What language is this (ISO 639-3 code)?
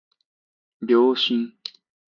jpn